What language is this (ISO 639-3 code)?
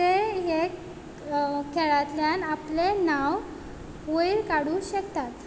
kok